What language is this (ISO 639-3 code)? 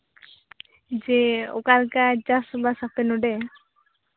sat